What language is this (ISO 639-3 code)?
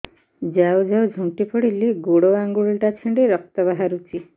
ori